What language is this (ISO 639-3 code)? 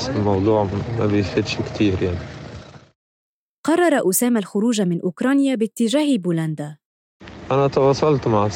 ara